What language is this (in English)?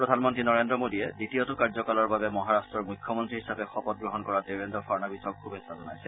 Assamese